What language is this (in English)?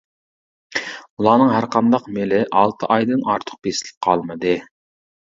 Uyghur